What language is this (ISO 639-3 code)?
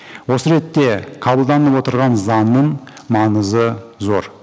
kaz